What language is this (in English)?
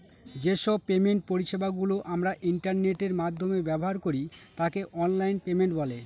Bangla